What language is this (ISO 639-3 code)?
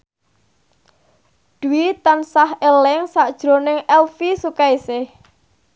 jav